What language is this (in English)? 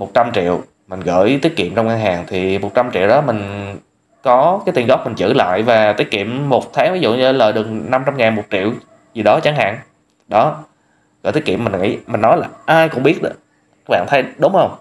Vietnamese